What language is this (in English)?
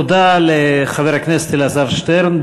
Hebrew